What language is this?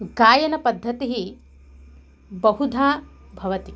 Sanskrit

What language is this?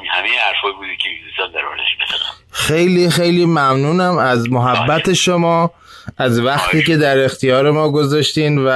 Persian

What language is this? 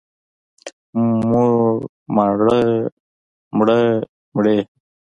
Pashto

